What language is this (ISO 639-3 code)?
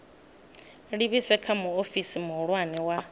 ven